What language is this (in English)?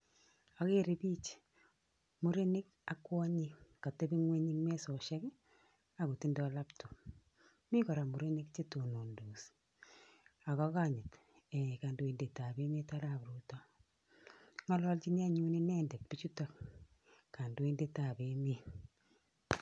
Kalenjin